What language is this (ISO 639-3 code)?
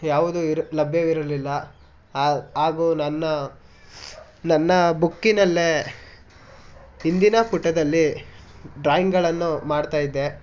kan